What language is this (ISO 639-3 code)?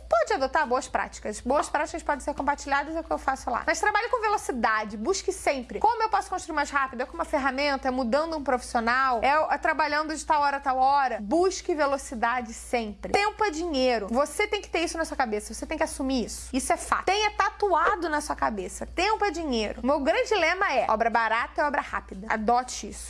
por